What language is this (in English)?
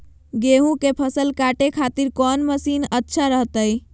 Magahi